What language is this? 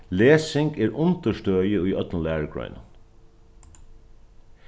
Faroese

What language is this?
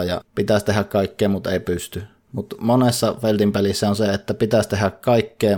Finnish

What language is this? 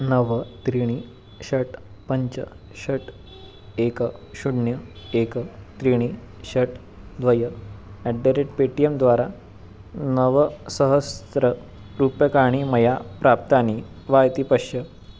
Sanskrit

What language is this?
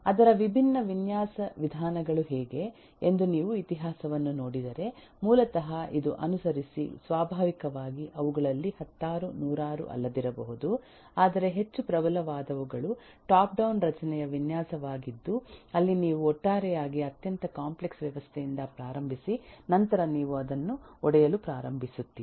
Kannada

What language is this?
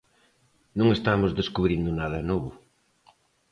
Galician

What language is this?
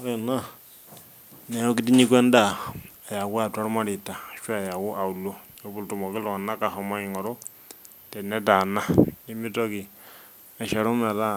Masai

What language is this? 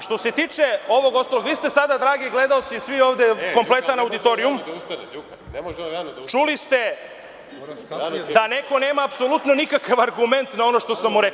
Serbian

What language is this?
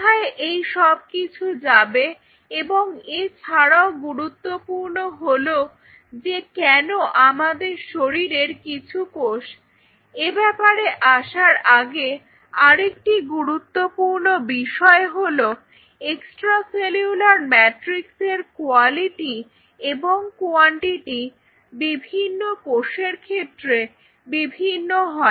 Bangla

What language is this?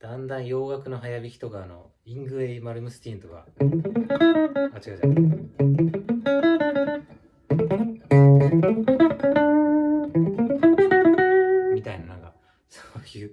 Japanese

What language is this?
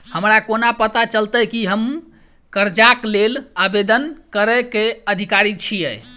Maithili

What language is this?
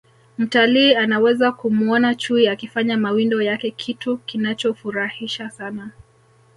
Swahili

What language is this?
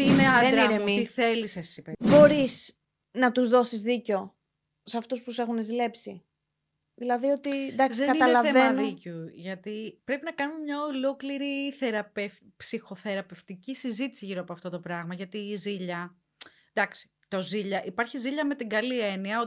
Greek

